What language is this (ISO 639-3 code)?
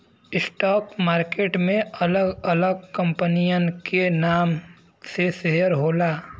bho